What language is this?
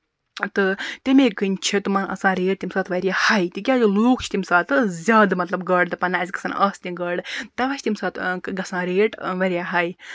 Kashmiri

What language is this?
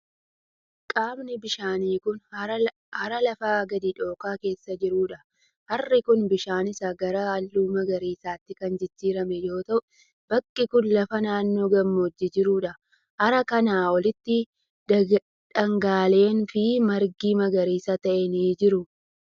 Oromo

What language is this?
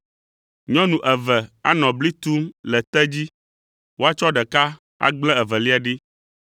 Ewe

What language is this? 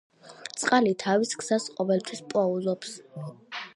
Georgian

